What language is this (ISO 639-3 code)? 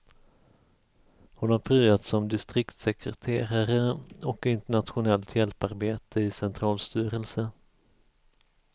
swe